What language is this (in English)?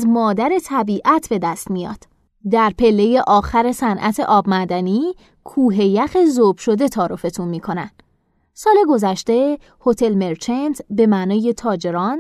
Persian